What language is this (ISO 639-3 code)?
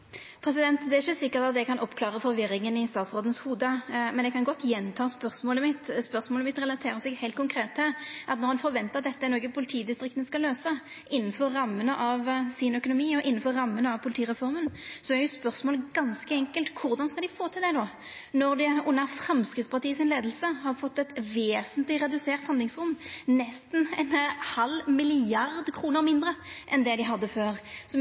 nno